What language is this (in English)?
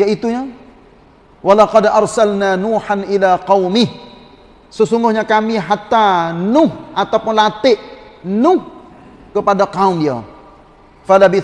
Malay